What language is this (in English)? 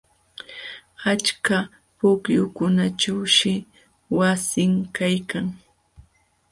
Jauja Wanca Quechua